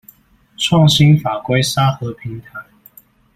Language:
Chinese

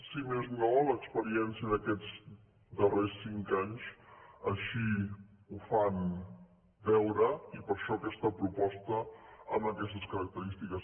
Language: Catalan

